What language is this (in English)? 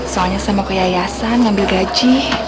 Indonesian